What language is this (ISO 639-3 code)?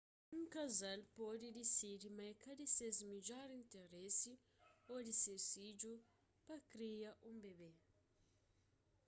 kea